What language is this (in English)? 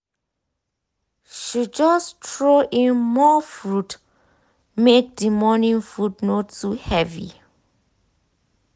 Nigerian Pidgin